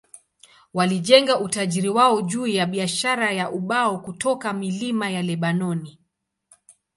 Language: Swahili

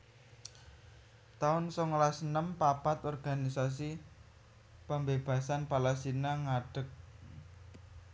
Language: Javanese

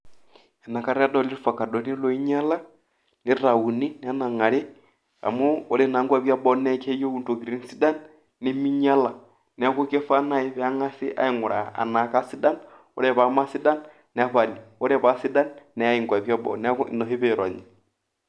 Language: Masai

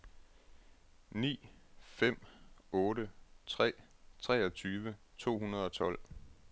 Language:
Danish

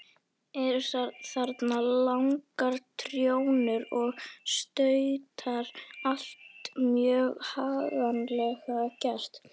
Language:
Icelandic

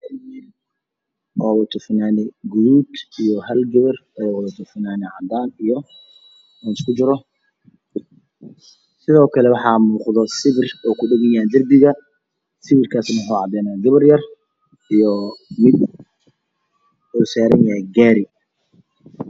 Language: Somali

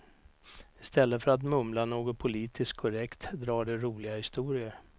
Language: Swedish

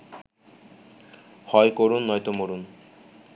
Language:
Bangla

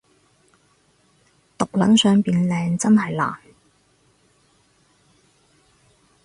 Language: Cantonese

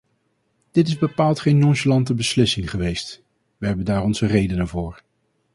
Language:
Dutch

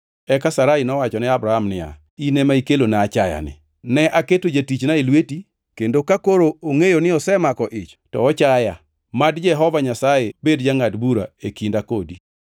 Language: Luo (Kenya and Tanzania)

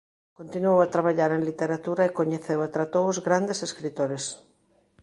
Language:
Galician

